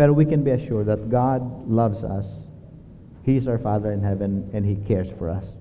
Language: Filipino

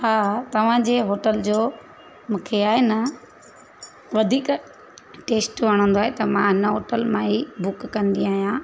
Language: Sindhi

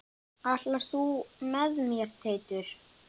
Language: Icelandic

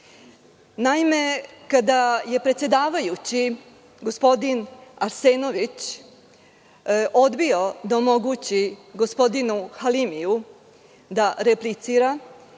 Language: Serbian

